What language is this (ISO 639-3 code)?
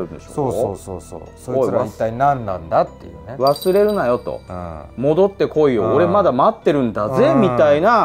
jpn